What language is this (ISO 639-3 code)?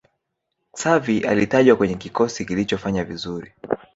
swa